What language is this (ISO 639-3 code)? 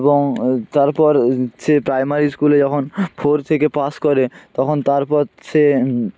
ben